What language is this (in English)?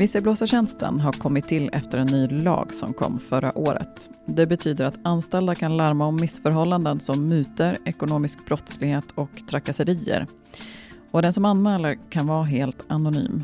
Swedish